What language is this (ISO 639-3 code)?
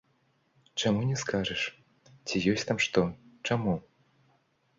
bel